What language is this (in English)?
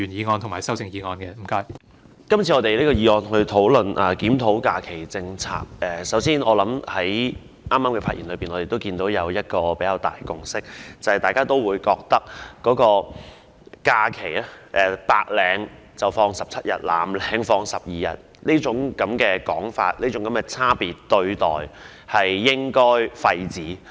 Cantonese